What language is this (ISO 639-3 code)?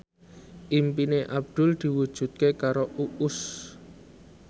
jav